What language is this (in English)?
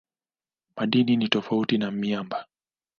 Swahili